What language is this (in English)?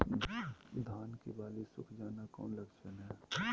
Magahi